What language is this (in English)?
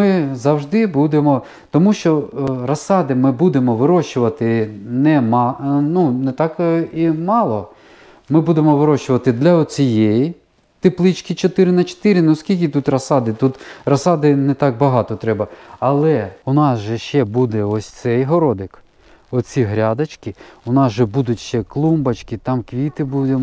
Ukrainian